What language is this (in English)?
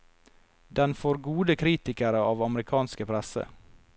Norwegian